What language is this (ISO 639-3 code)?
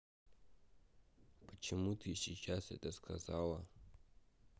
rus